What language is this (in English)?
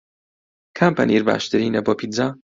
Central Kurdish